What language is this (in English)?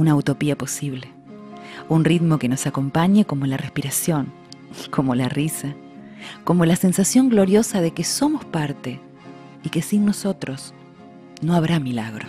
Spanish